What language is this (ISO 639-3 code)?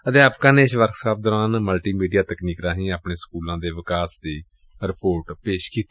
pan